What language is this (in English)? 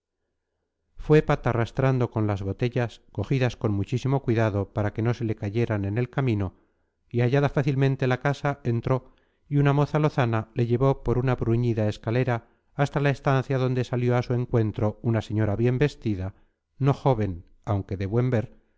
Spanish